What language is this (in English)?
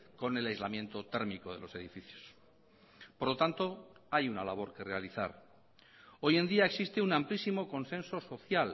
Spanish